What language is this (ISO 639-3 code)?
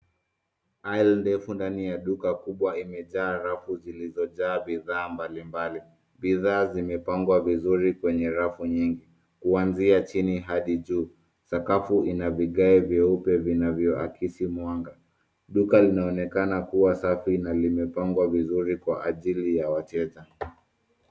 swa